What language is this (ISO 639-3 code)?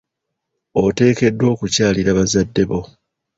lug